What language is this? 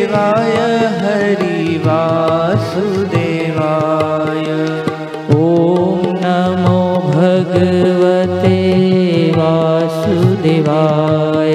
Hindi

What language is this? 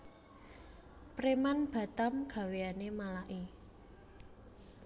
Javanese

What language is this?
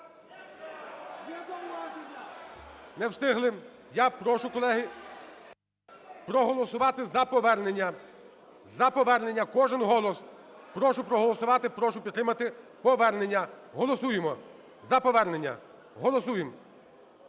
Ukrainian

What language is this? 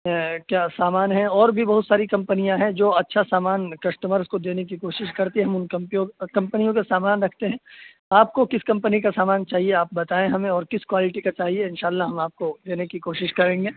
Urdu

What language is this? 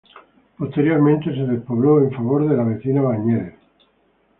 Spanish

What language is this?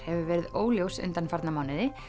Icelandic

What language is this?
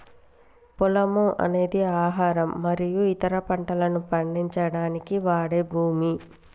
Telugu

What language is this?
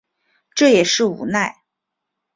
Chinese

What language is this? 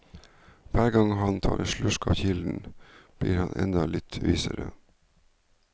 Norwegian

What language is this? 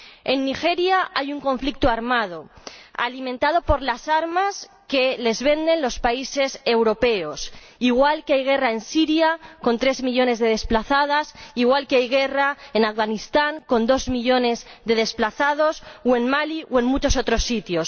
Spanish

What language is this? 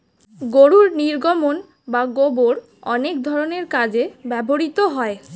Bangla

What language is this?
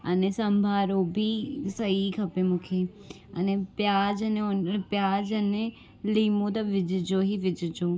Sindhi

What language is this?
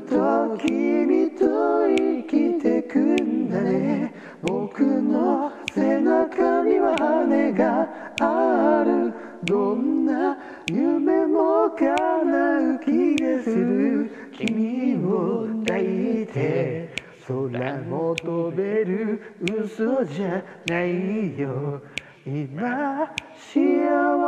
Japanese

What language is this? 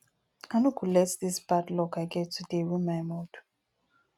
Nigerian Pidgin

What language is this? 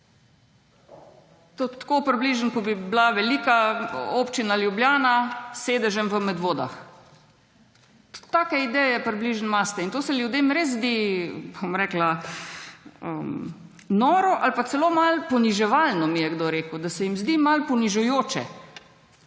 Slovenian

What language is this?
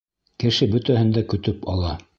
Bashkir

